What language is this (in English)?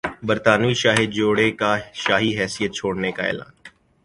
Urdu